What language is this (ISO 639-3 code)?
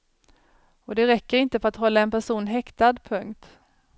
swe